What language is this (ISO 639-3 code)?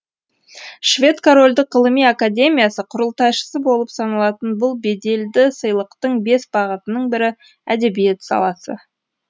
kaz